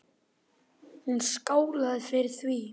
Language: Icelandic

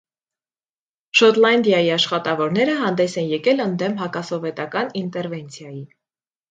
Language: Armenian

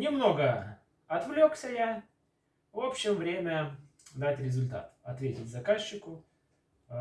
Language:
Russian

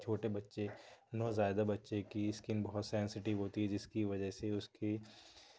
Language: Urdu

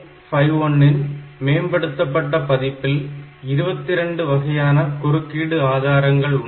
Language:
Tamil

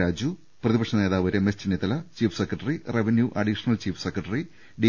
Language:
Malayalam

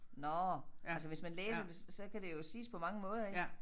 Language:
Danish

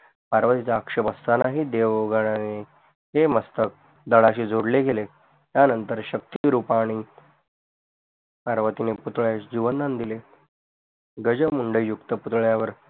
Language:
Marathi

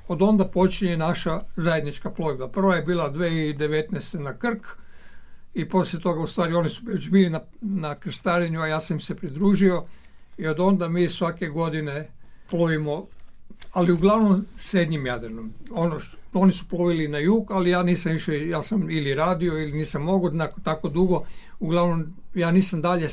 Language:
Croatian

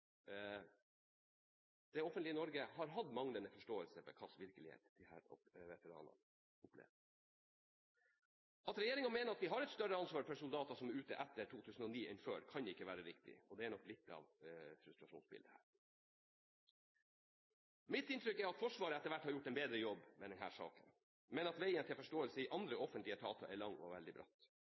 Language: Norwegian Bokmål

